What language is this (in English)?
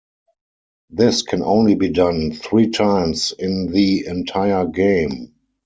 English